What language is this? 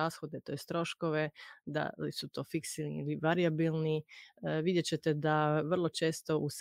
Croatian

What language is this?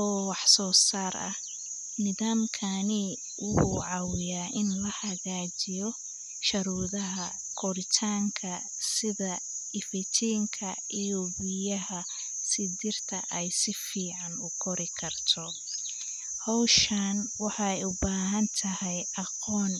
Somali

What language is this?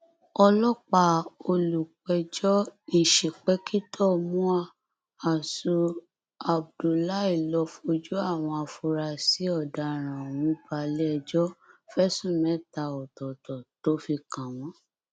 Yoruba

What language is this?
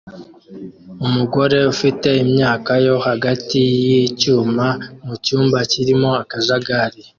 Kinyarwanda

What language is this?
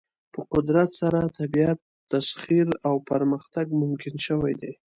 Pashto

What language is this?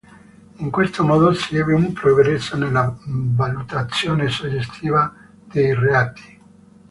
Italian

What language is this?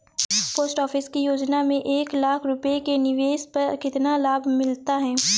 Hindi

